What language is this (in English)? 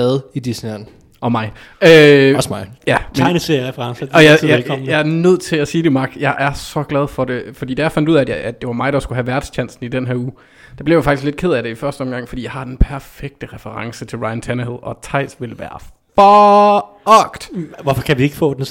Danish